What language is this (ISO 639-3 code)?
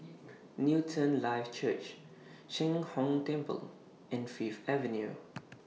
eng